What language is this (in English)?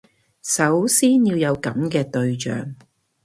Cantonese